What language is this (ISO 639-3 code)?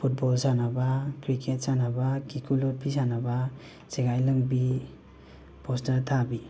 mni